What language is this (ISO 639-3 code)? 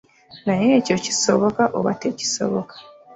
lug